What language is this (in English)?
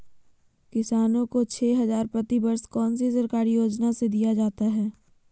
Magahi